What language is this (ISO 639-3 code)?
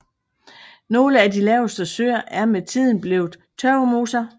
dan